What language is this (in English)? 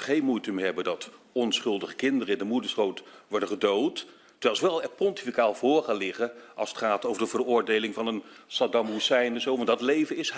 Dutch